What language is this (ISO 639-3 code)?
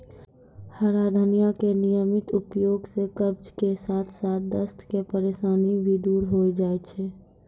mai